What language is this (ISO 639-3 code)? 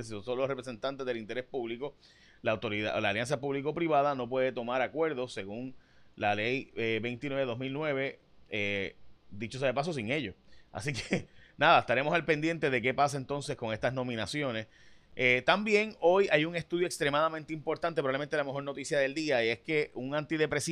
spa